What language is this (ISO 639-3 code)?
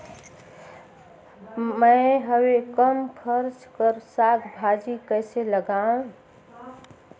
hne